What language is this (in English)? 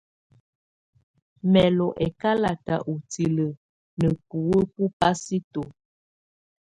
Tunen